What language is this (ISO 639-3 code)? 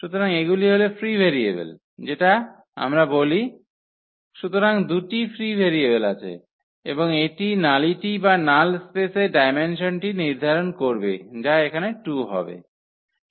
ben